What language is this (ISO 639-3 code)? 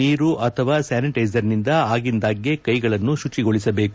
kan